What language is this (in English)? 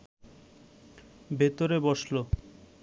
Bangla